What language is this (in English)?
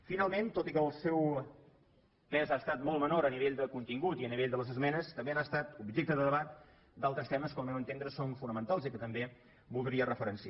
Catalan